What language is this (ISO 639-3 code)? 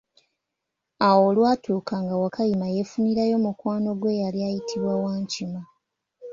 lug